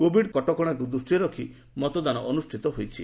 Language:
Odia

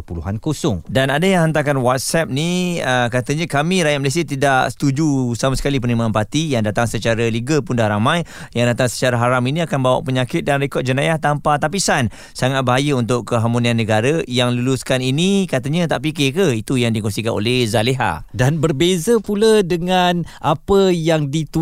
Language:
Malay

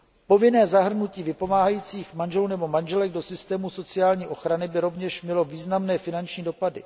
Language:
Czech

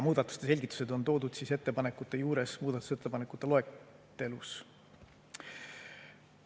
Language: Estonian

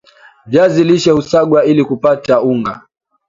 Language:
Swahili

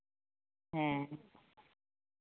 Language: Santali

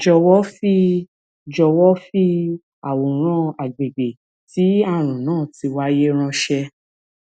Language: Yoruba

